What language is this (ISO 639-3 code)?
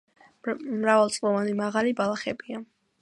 kat